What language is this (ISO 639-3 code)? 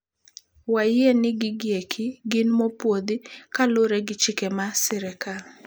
luo